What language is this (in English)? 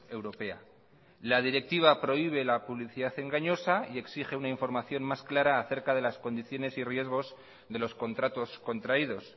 Spanish